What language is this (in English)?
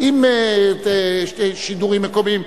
Hebrew